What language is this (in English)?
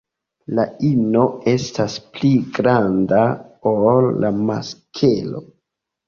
Esperanto